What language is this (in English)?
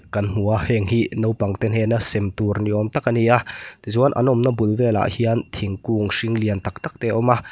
Mizo